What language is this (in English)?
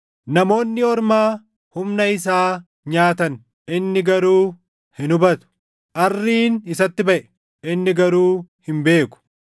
Oromo